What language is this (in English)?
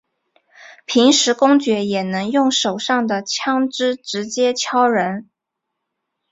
Chinese